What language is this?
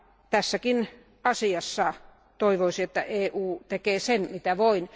Finnish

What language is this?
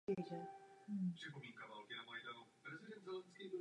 Czech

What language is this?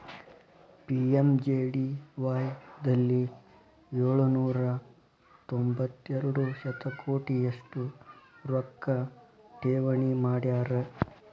Kannada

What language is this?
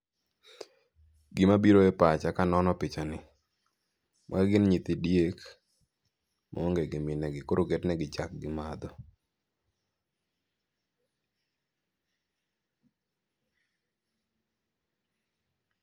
Luo (Kenya and Tanzania)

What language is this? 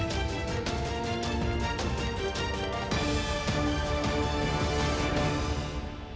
Ukrainian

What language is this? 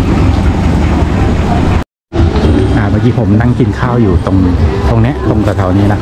Thai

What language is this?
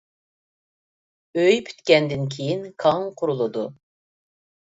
Uyghur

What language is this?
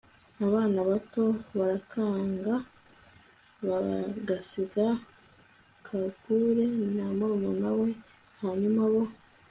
Kinyarwanda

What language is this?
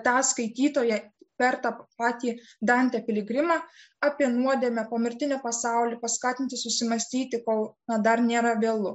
Lithuanian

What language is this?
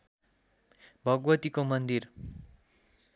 Nepali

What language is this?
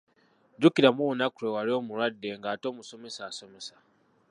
Ganda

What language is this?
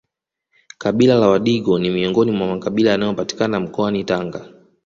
Swahili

